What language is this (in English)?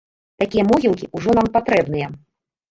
Belarusian